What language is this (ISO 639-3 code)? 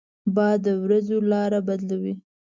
pus